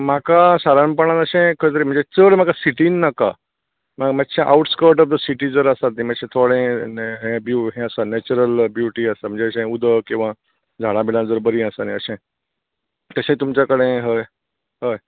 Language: Konkani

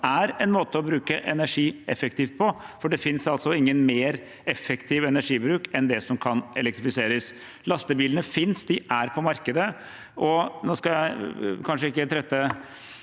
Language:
Norwegian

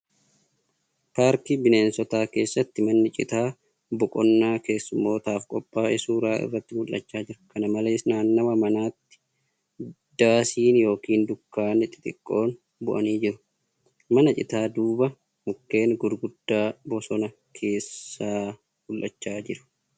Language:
Oromo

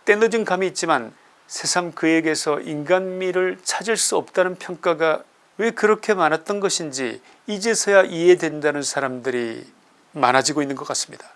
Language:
Korean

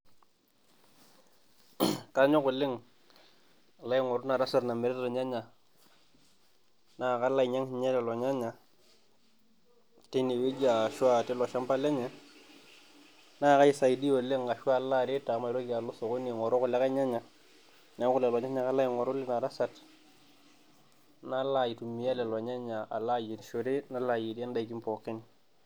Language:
Masai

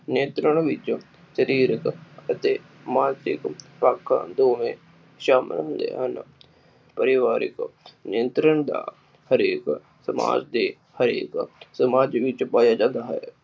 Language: Punjabi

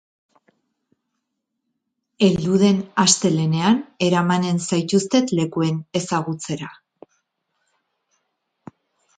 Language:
Basque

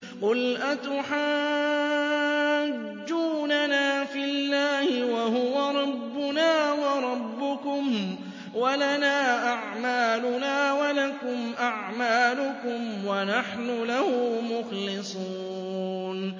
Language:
Arabic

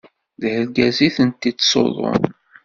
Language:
Kabyle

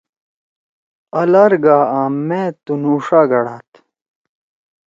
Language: Torwali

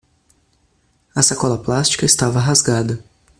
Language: Portuguese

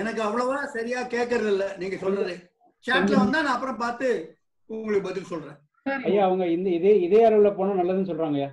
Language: Tamil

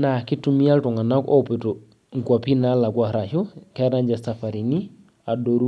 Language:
Masai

